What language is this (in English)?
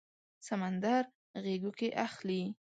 Pashto